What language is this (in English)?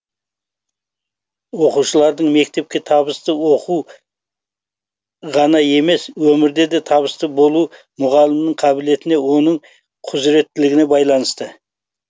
Kazakh